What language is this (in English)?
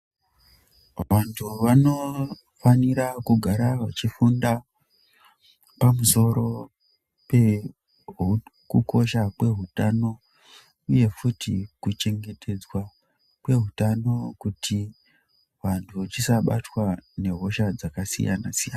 Ndau